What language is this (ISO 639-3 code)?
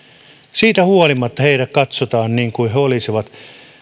fin